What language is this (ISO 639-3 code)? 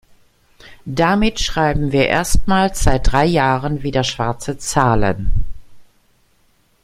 deu